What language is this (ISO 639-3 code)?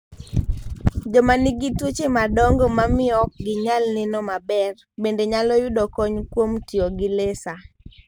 luo